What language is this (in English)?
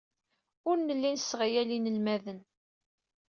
Kabyle